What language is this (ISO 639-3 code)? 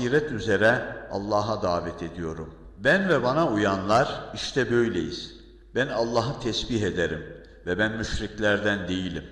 tur